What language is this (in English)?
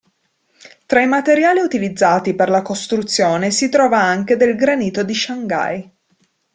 Italian